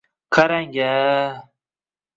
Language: Uzbek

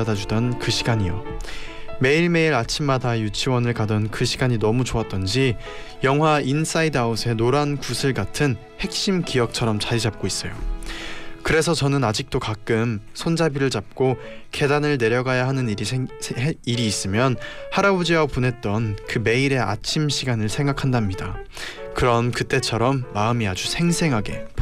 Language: Korean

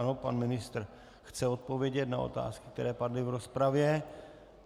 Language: Czech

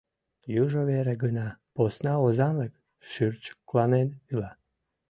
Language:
Mari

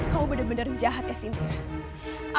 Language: Indonesian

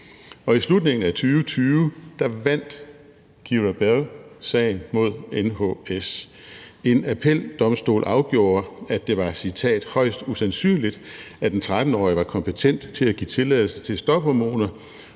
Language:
Danish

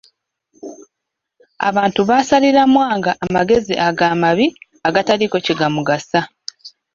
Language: Ganda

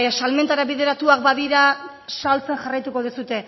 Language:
Basque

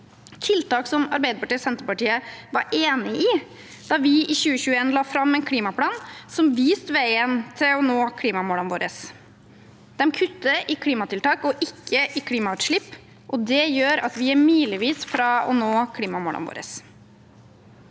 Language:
Norwegian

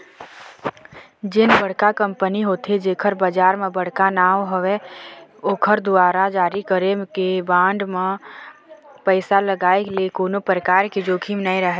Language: Chhattisgarhi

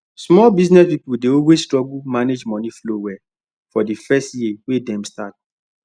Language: Nigerian Pidgin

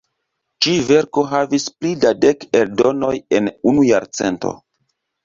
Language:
Esperanto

